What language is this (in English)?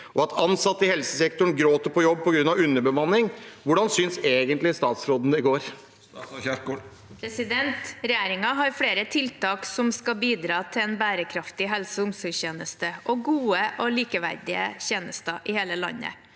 Norwegian